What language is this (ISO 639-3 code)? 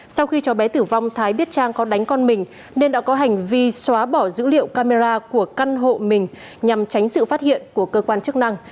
vie